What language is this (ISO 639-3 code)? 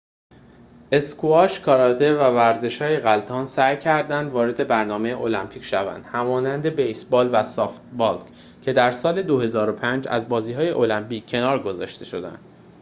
fas